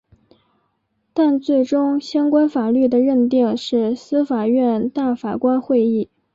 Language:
Chinese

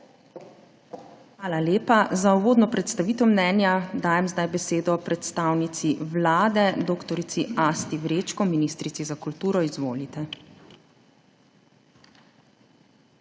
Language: Slovenian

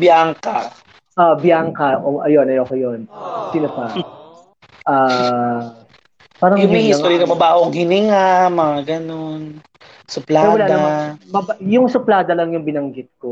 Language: Filipino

